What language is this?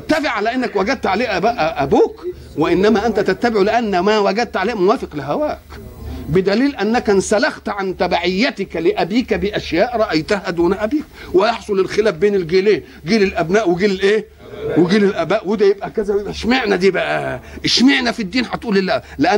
Arabic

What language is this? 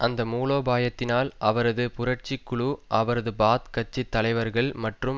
Tamil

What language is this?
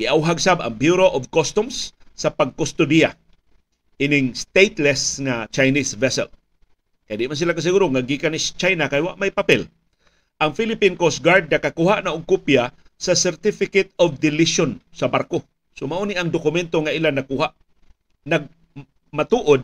Filipino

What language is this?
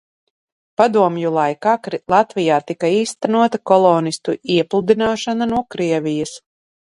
Latvian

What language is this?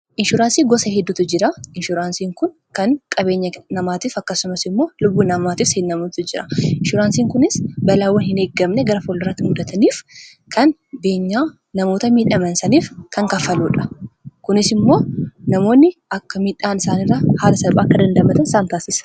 Oromo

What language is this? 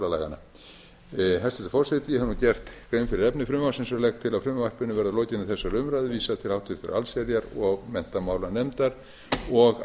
Icelandic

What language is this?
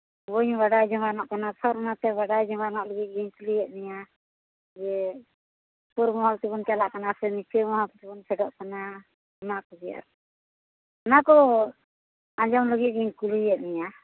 Santali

